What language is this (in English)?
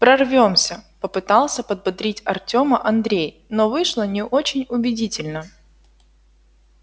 Russian